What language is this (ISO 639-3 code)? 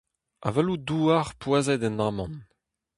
bre